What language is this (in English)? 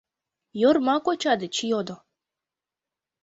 Mari